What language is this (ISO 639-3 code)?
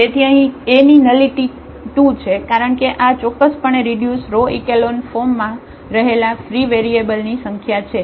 guj